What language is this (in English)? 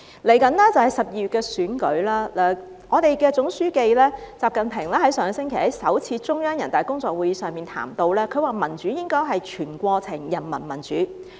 Cantonese